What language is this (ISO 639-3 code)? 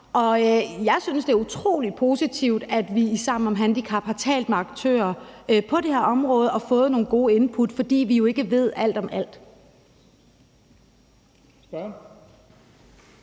dan